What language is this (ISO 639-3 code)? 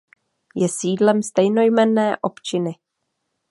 ces